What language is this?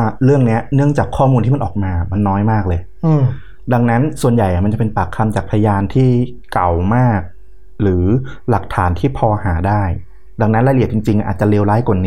Thai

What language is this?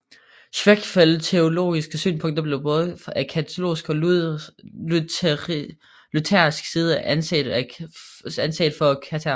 Danish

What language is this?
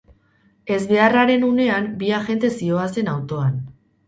Basque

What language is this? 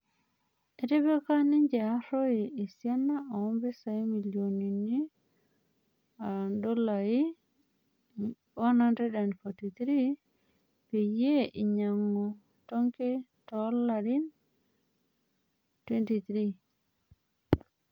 Masai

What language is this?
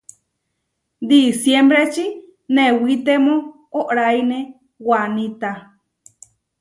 Huarijio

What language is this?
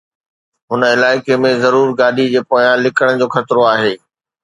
Sindhi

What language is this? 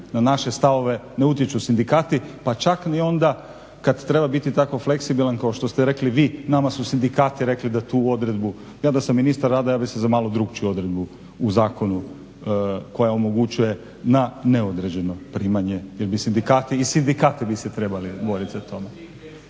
Croatian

